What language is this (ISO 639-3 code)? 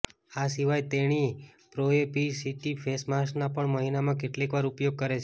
guj